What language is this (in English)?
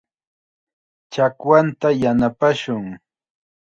Chiquián Ancash Quechua